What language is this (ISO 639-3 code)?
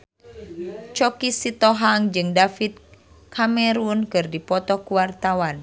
sun